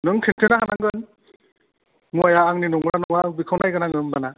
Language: Bodo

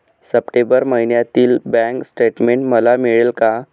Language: Marathi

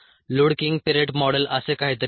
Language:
Marathi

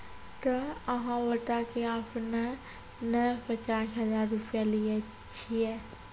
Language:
Maithili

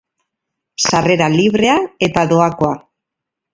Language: Basque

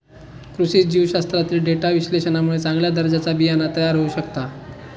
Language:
Marathi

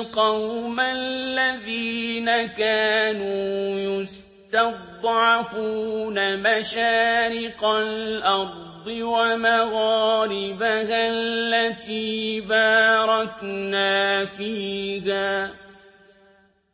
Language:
Arabic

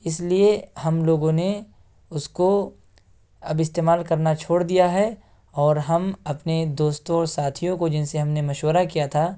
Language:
Urdu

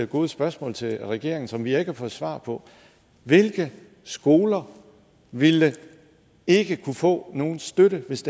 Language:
Danish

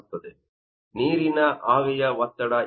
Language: Kannada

